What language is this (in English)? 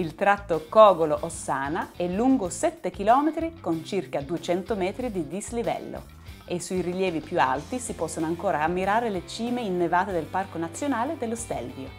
Italian